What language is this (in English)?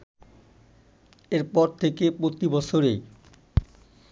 Bangla